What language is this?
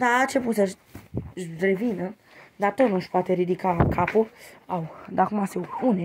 Romanian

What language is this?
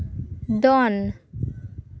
Santali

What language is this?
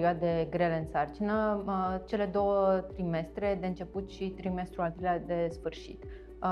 Romanian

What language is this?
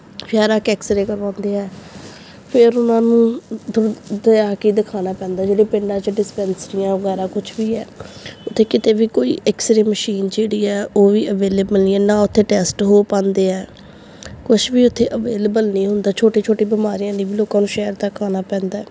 Punjabi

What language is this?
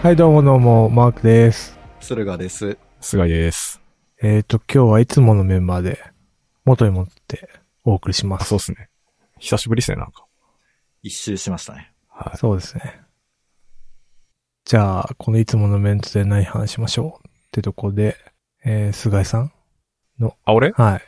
Japanese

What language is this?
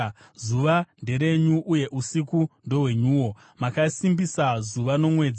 Shona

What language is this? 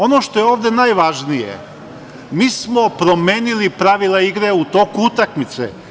Serbian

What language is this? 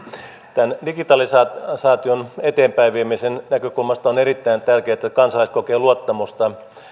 Finnish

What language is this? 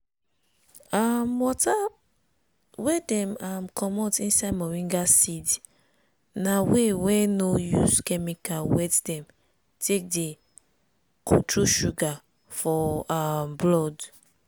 Nigerian Pidgin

